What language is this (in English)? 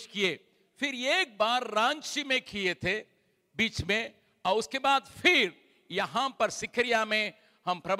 Hindi